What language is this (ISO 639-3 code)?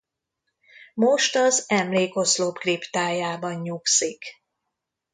hun